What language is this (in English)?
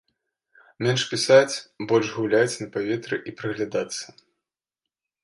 Belarusian